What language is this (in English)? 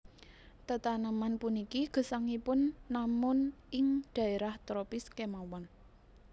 Javanese